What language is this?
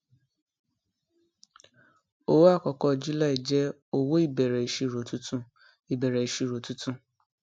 Yoruba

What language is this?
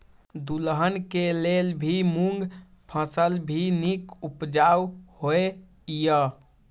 Maithili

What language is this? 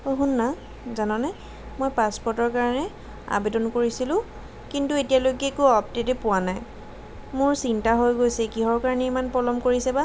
Assamese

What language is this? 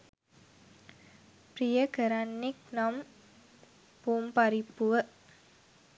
Sinhala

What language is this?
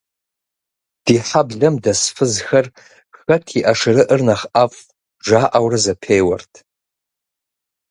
Kabardian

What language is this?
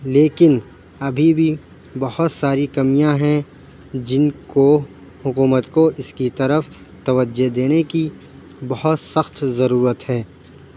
Urdu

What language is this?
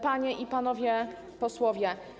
Polish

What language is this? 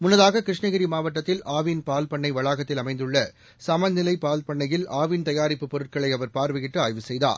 Tamil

